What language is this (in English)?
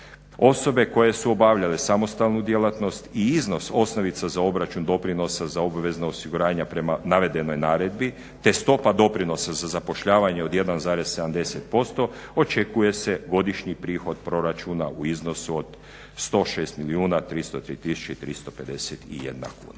Croatian